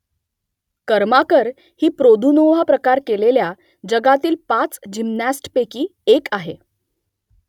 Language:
Marathi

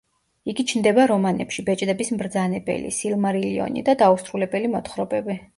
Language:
Georgian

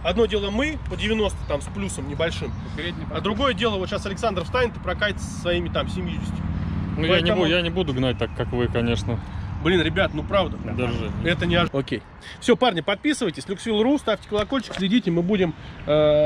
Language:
Russian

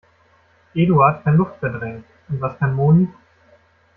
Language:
German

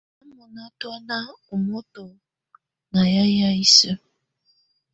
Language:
Tunen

